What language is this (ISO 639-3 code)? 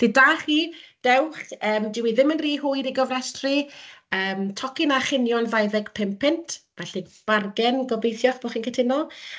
cym